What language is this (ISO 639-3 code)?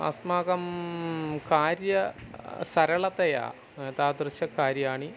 san